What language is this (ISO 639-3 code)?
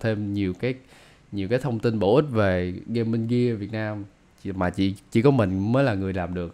vie